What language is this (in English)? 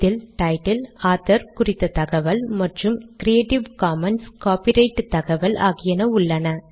Tamil